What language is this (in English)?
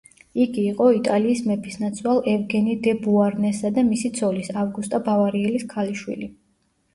Georgian